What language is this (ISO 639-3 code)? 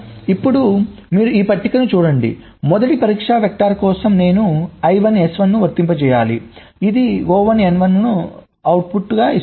tel